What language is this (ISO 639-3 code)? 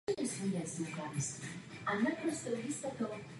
ces